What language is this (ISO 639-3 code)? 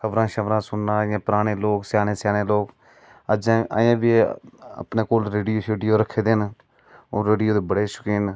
doi